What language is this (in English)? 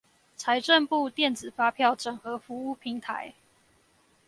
Chinese